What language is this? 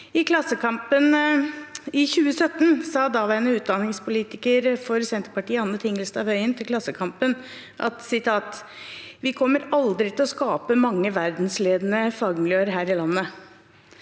Norwegian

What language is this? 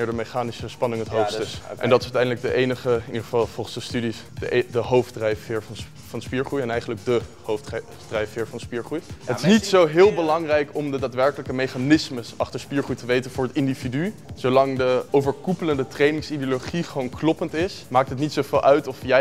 Dutch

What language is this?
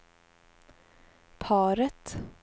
Swedish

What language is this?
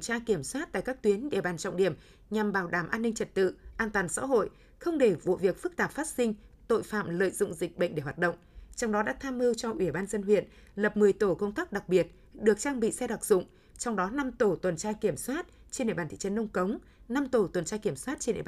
Vietnamese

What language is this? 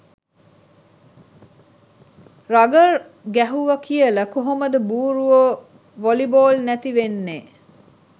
Sinhala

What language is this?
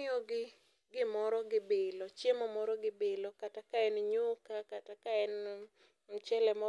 Luo (Kenya and Tanzania)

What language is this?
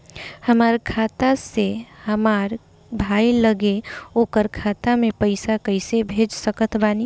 Bhojpuri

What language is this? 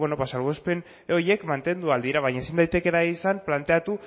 Basque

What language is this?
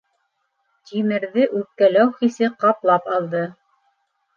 Bashkir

